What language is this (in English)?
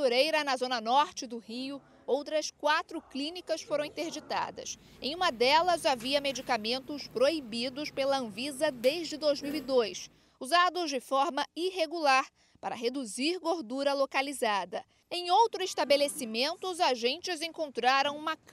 Portuguese